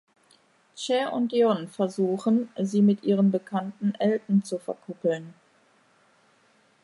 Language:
German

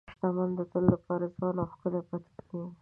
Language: Pashto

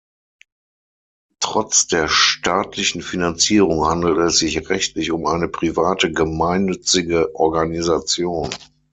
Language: German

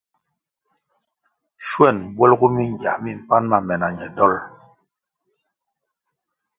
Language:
Kwasio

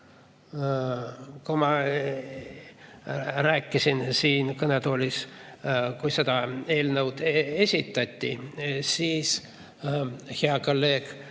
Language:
Estonian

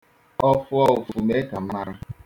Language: Igbo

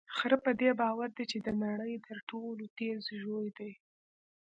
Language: Pashto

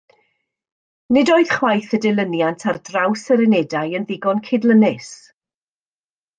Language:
Welsh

